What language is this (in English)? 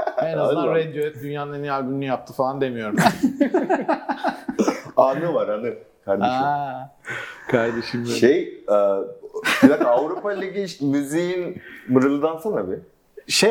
Turkish